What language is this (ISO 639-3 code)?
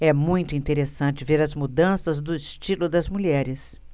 por